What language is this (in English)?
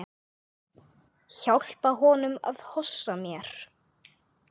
Icelandic